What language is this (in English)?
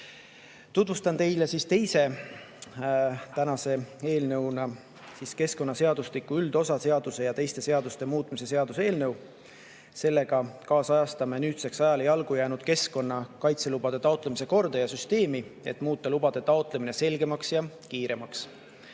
Estonian